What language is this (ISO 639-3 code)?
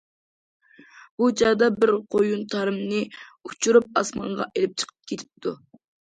uig